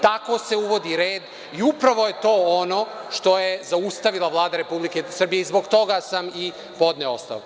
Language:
Serbian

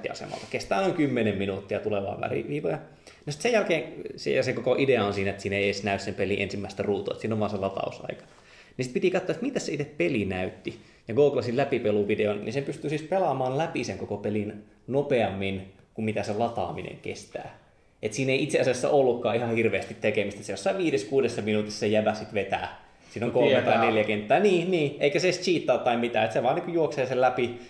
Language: Finnish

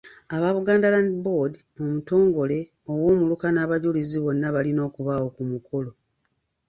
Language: Ganda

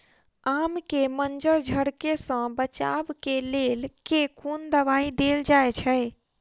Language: Maithili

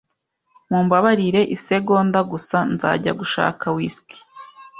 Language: Kinyarwanda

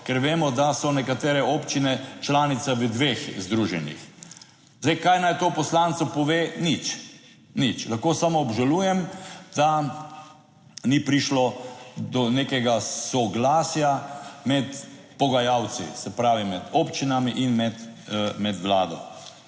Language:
Slovenian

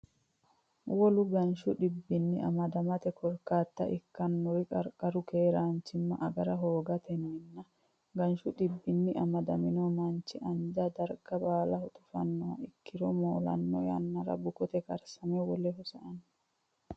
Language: Sidamo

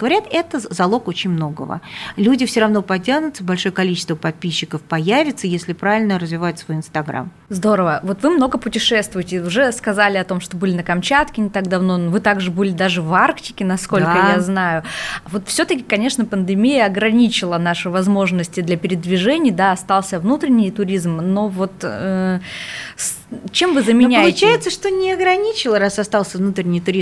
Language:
Russian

